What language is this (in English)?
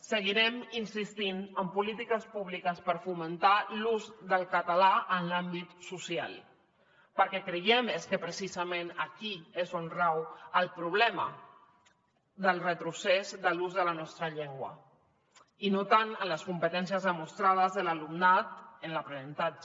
Catalan